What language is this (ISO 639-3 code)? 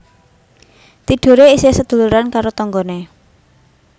jav